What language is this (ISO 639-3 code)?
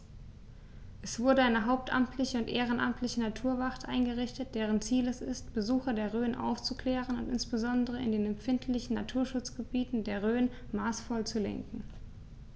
deu